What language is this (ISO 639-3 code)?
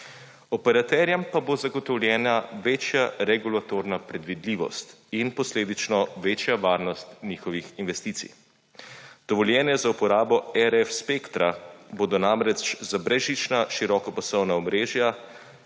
slv